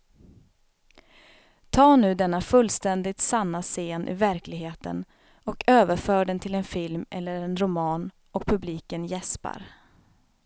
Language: Swedish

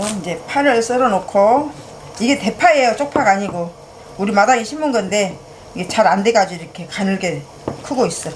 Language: Korean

